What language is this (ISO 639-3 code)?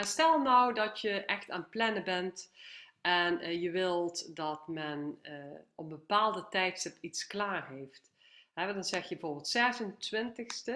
nld